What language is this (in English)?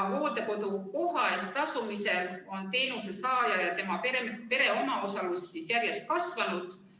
Estonian